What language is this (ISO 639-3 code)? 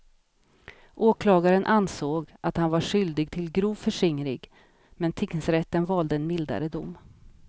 swe